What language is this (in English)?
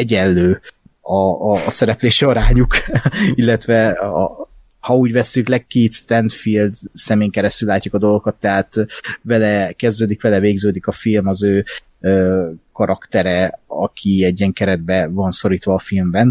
Hungarian